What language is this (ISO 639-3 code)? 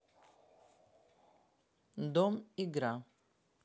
rus